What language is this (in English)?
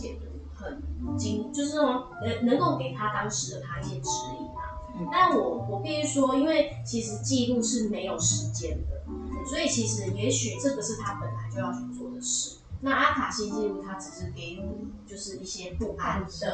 Chinese